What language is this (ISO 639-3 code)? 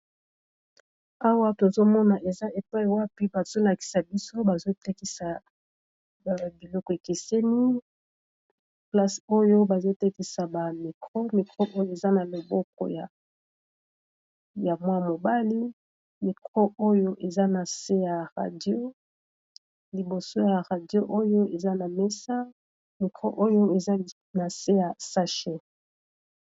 lin